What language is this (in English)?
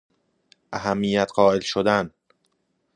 Persian